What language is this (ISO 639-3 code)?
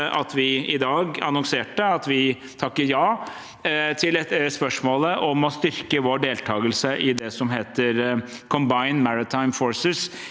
nor